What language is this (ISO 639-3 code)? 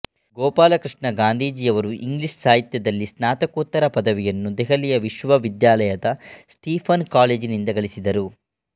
kan